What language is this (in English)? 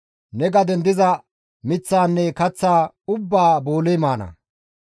Gamo